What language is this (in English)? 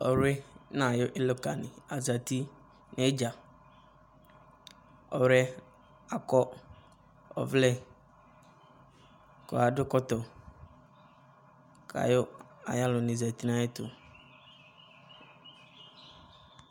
Ikposo